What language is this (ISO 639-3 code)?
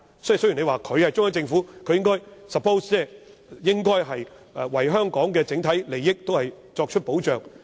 yue